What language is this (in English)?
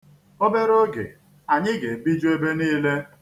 Igbo